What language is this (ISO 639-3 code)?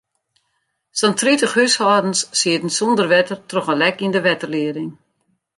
fry